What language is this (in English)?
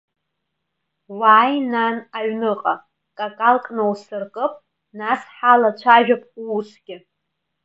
Abkhazian